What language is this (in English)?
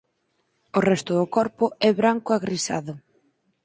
Galician